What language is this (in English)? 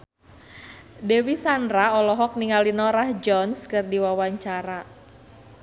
Sundanese